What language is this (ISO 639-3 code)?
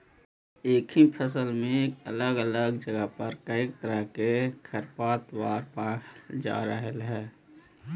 mag